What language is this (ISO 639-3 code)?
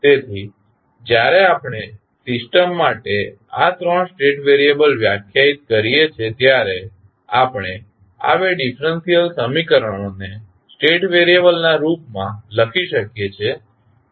guj